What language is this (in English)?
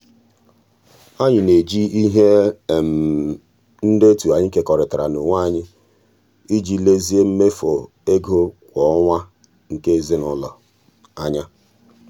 Igbo